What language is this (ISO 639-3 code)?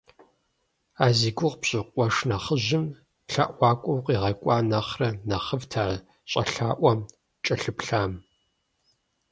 kbd